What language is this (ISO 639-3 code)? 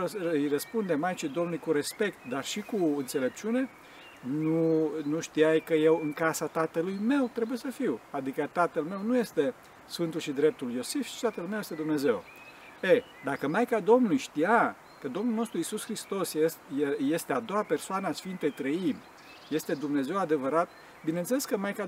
ron